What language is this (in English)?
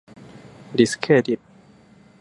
Thai